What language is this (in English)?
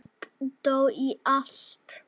Icelandic